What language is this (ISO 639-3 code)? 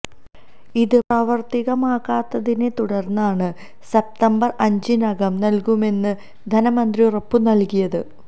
mal